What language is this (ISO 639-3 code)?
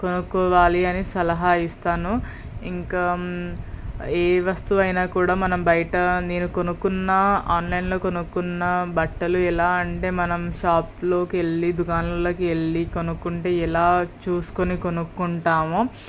tel